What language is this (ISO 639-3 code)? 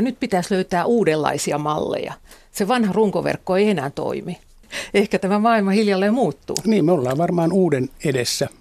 fin